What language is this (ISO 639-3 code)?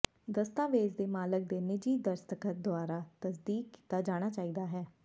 pan